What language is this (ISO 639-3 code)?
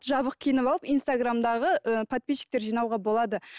kaz